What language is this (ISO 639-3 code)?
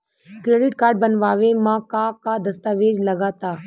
bho